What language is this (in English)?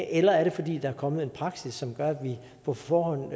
Danish